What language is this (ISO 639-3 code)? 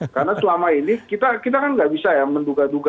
ind